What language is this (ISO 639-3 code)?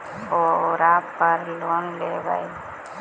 mag